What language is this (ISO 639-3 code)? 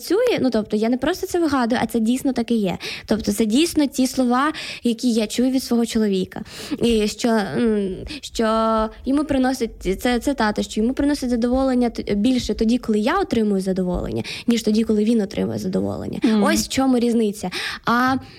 ukr